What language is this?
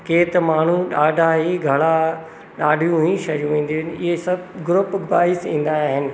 Sindhi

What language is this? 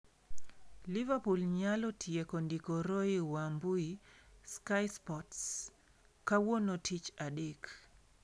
Luo (Kenya and Tanzania)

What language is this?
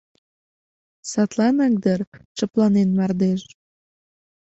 Mari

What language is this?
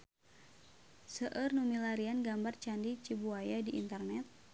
Sundanese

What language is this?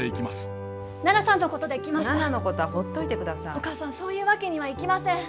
Japanese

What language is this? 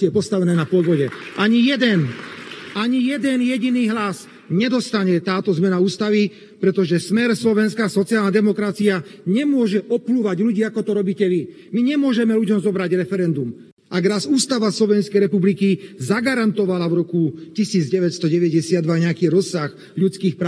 Slovak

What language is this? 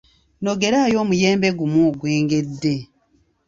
Ganda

